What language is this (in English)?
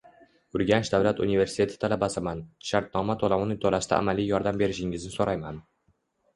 Uzbek